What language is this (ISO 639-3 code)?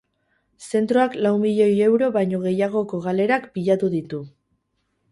eus